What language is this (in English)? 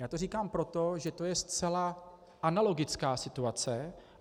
Czech